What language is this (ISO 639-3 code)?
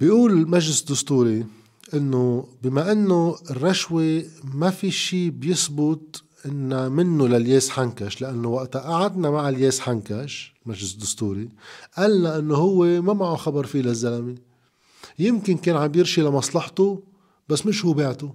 ara